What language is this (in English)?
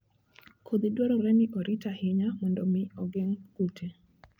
Luo (Kenya and Tanzania)